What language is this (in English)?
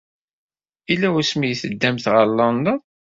Kabyle